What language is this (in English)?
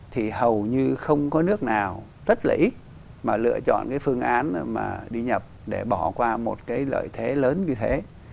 Vietnamese